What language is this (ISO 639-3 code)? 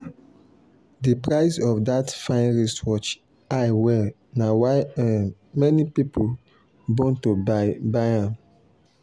pcm